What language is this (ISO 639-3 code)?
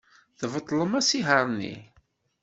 kab